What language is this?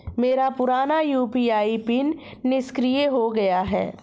Hindi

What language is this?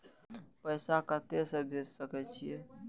Maithili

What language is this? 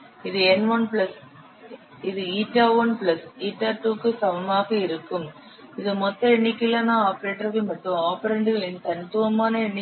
Tamil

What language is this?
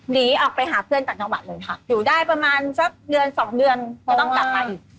Thai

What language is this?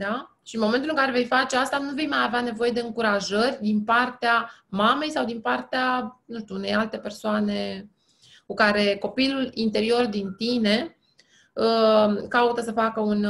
Romanian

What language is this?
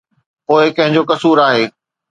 Sindhi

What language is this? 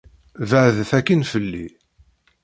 Kabyle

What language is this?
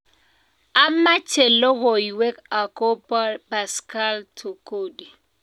Kalenjin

